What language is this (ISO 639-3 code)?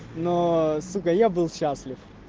rus